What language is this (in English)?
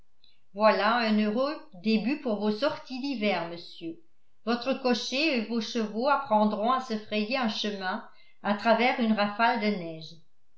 French